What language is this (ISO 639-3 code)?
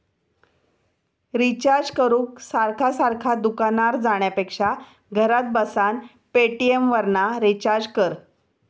mar